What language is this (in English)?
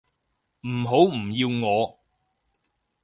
Cantonese